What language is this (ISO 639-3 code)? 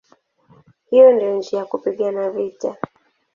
swa